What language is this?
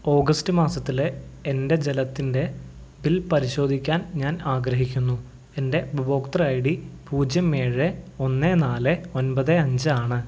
Malayalam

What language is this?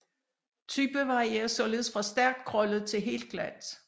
Danish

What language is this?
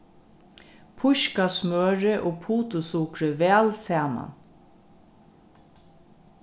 Faroese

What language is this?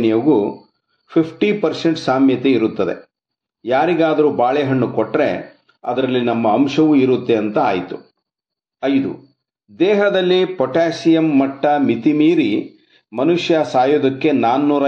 Kannada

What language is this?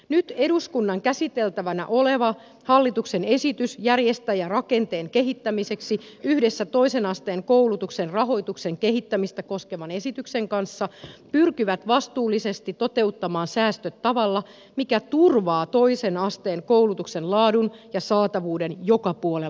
Finnish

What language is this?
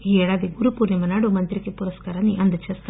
Telugu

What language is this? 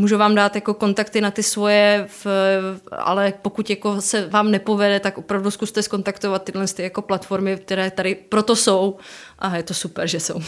Czech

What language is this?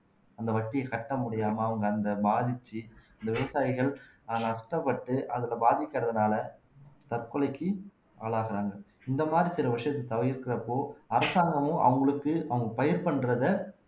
Tamil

